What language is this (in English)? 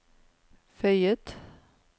Norwegian